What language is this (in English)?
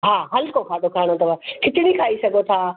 Sindhi